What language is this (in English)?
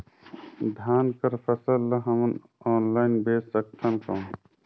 Chhattisgarhi